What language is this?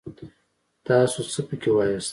Pashto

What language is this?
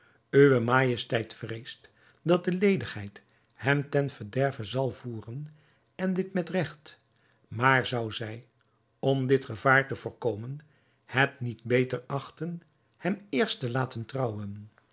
Dutch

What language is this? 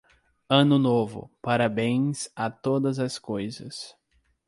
Portuguese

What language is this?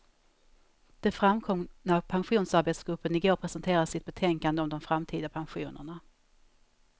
Swedish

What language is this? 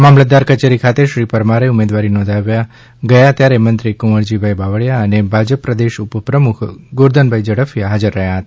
Gujarati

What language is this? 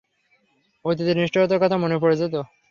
Bangla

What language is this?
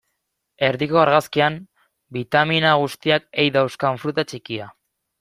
Basque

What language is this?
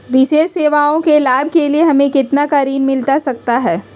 Magahi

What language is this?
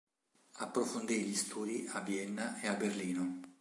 Italian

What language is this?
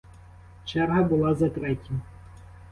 Ukrainian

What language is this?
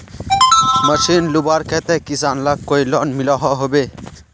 Magahi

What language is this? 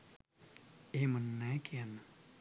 Sinhala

